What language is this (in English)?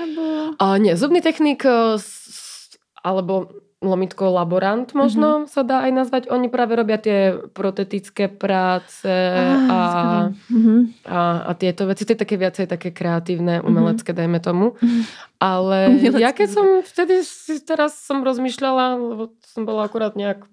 Czech